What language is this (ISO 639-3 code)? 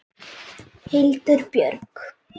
isl